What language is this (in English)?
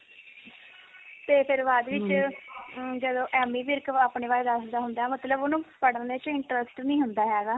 Punjabi